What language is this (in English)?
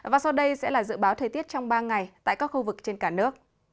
Vietnamese